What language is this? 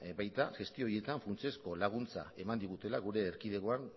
Basque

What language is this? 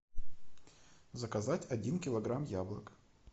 Russian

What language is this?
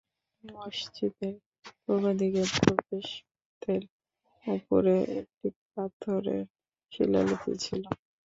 Bangla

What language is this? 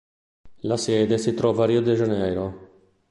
Italian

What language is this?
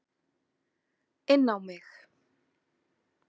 Icelandic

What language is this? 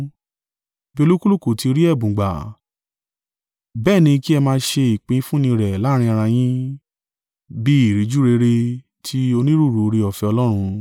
Yoruba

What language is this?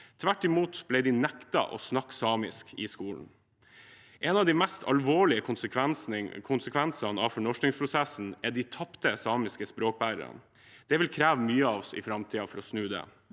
Norwegian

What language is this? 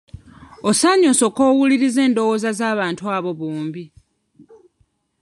Ganda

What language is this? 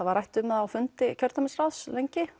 Icelandic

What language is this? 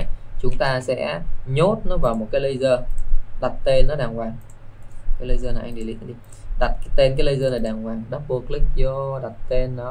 Vietnamese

